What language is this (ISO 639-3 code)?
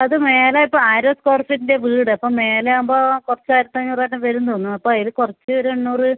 mal